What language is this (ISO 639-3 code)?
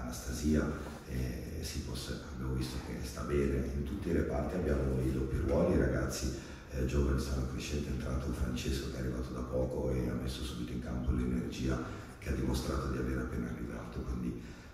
ita